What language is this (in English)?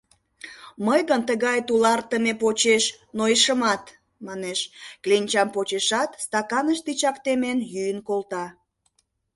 Mari